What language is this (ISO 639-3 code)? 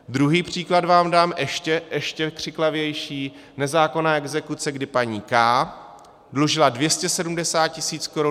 ces